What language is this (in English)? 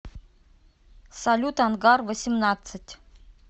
Russian